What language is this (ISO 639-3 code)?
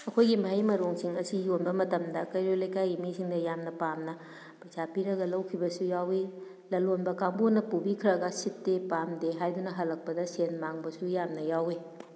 mni